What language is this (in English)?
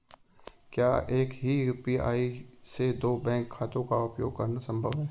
Hindi